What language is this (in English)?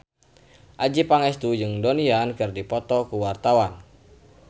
Sundanese